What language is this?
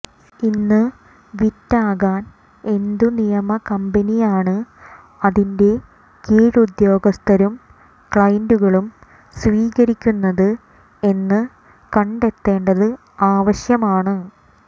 Malayalam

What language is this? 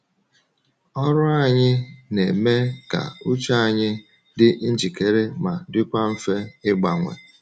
Igbo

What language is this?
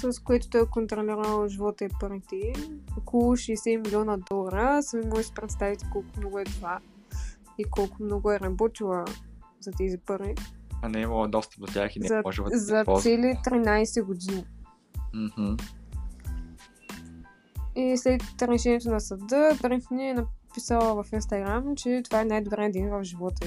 Bulgarian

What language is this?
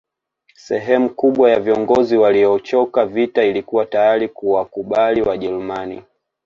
Swahili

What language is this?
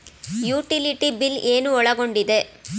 Kannada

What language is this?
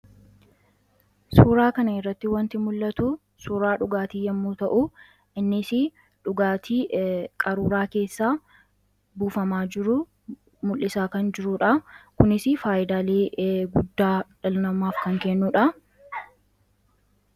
Oromo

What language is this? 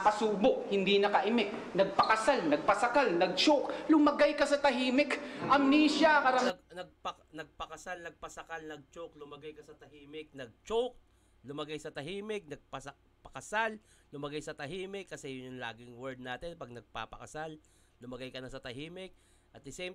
Filipino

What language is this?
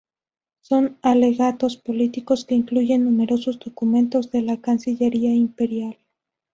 Spanish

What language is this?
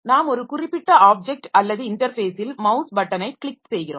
Tamil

